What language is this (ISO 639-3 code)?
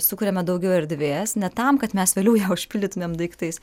lit